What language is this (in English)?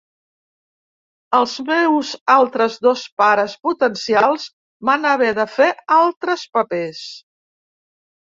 Catalan